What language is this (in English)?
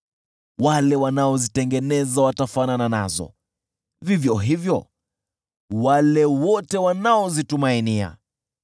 Swahili